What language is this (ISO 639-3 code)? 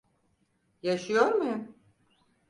tur